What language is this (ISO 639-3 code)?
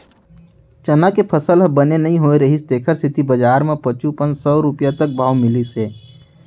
hne